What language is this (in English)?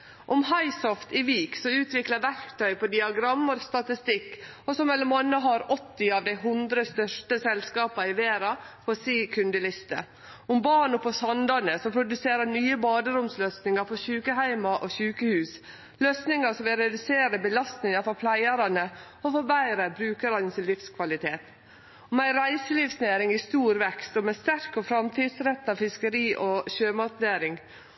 Norwegian Nynorsk